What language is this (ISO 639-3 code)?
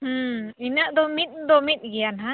sat